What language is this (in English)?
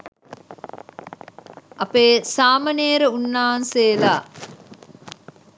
Sinhala